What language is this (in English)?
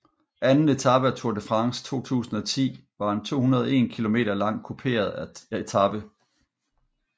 Danish